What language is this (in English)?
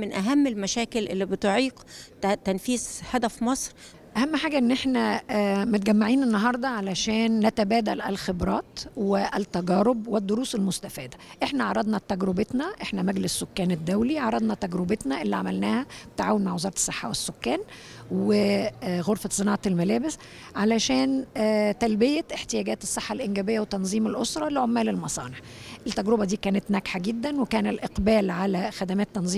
Arabic